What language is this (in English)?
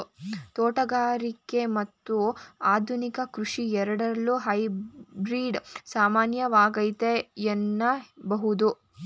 Kannada